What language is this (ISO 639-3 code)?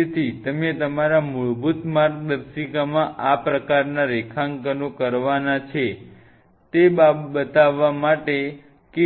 guj